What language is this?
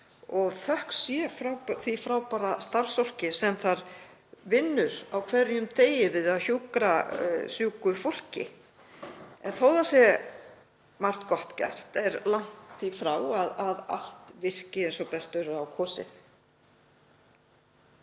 Icelandic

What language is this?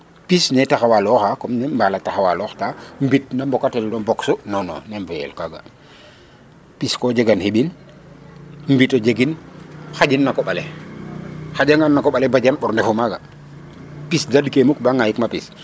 Serer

